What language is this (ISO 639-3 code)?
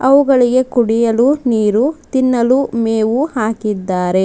kan